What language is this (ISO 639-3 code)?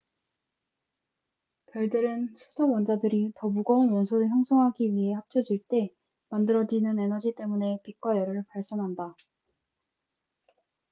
kor